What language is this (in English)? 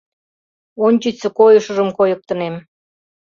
Mari